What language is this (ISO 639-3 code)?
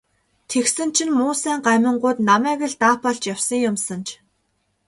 mon